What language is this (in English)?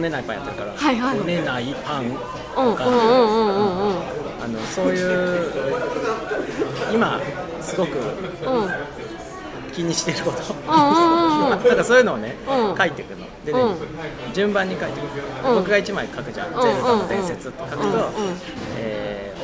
Japanese